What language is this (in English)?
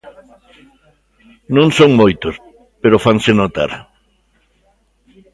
Galician